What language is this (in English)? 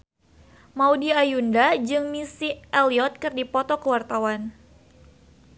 Sundanese